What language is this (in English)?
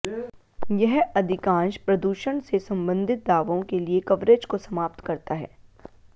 Hindi